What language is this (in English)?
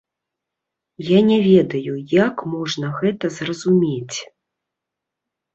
Belarusian